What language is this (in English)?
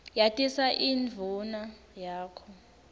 Swati